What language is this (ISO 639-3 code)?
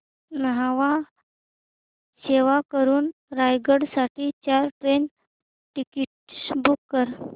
mar